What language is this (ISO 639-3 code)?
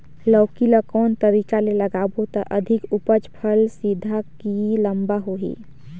hne